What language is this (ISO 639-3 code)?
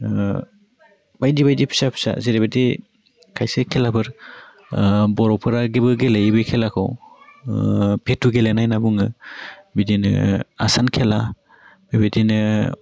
brx